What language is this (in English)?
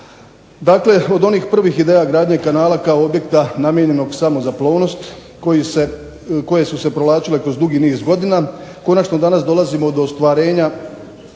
Croatian